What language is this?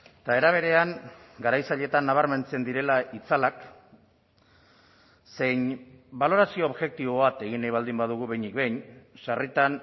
Basque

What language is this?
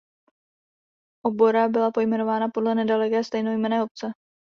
Czech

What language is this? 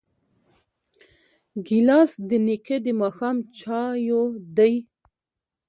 Pashto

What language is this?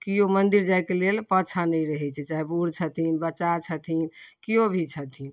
Maithili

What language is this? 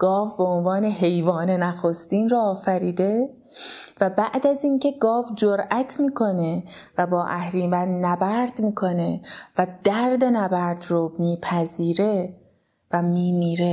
Persian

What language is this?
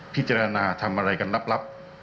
Thai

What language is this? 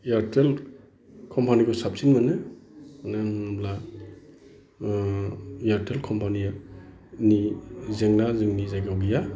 Bodo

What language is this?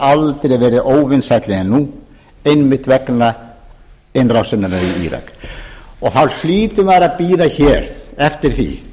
Icelandic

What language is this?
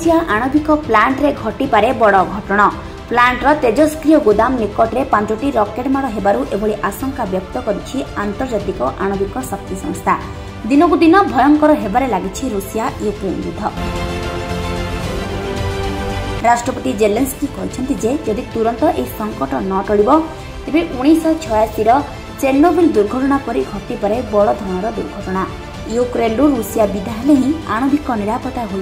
Romanian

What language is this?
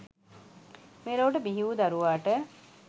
Sinhala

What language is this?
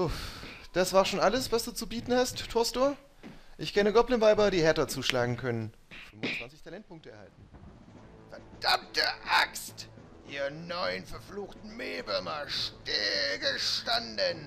German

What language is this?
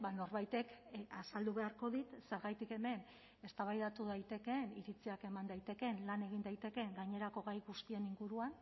Basque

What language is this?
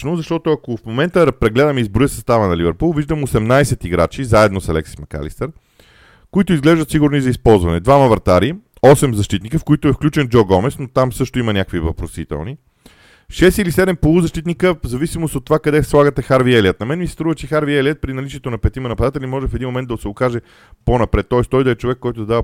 Bulgarian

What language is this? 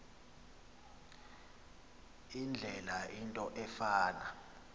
Xhosa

